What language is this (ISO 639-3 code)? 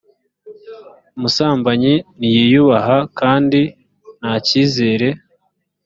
kin